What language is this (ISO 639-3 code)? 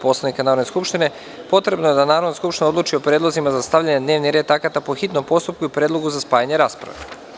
srp